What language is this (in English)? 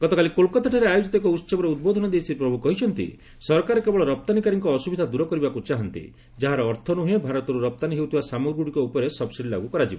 Odia